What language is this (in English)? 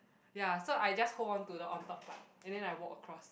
English